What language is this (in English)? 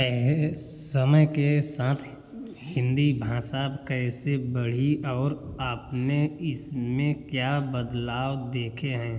Hindi